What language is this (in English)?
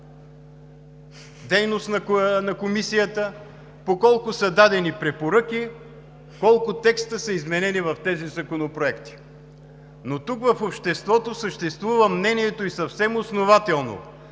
Bulgarian